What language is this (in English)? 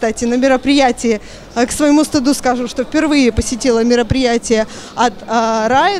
Russian